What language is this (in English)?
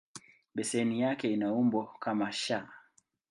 Swahili